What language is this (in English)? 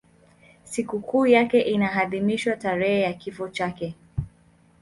Swahili